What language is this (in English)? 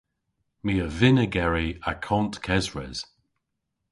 Cornish